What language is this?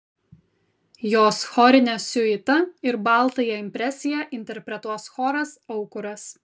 Lithuanian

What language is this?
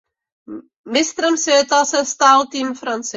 Czech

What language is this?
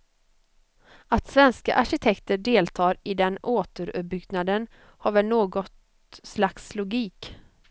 Swedish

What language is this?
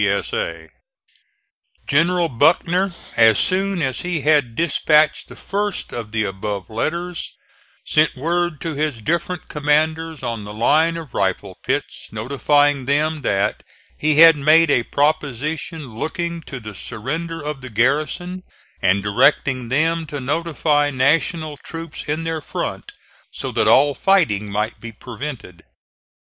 English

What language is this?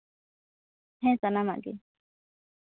Santali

